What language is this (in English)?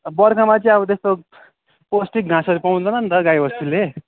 Nepali